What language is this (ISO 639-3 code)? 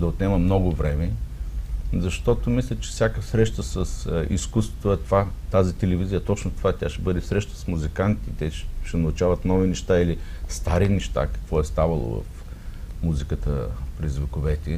bul